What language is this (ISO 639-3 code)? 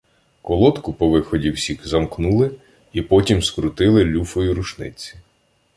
ukr